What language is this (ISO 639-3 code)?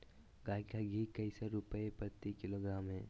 mag